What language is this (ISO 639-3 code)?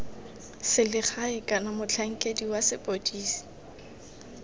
tsn